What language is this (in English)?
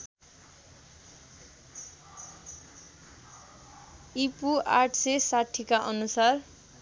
Nepali